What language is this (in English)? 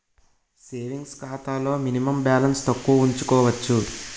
Telugu